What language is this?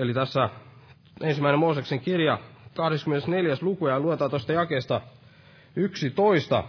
Finnish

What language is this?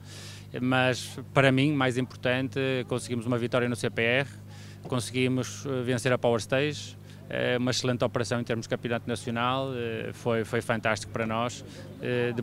Portuguese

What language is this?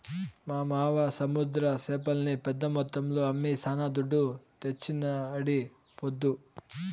Telugu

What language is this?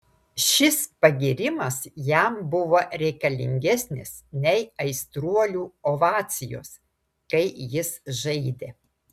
Lithuanian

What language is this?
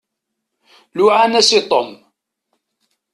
Kabyle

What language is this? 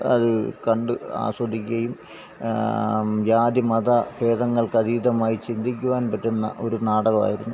Malayalam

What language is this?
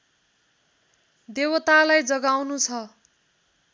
Nepali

